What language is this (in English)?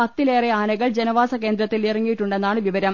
Malayalam